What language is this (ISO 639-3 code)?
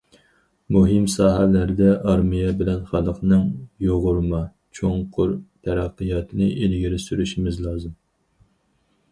uig